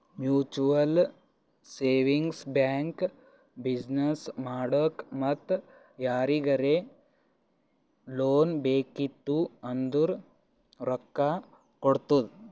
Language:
Kannada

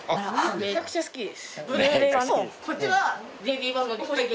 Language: Japanese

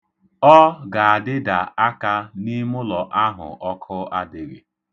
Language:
Igbo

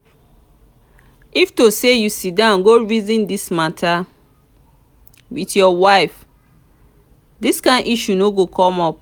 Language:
Nigerian Pidgin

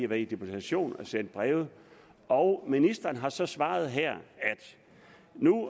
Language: Danish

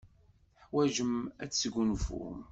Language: Kabyle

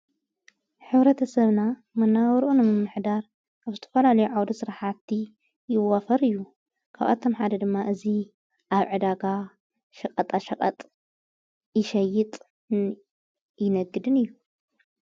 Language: Tigrinya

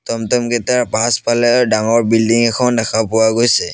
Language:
Assamese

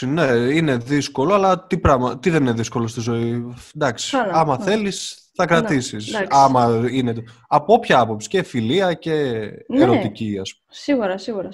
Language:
Greek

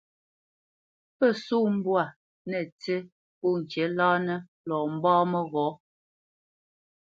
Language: Bamenyam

